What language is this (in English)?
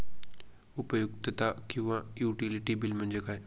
Marathi